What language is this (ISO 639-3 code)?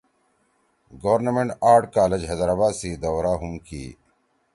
trw